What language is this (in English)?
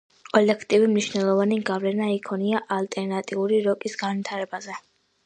Georgian